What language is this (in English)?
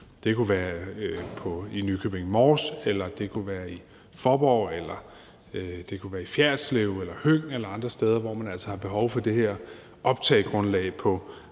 Danish